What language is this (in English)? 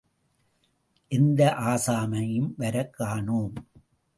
Tamil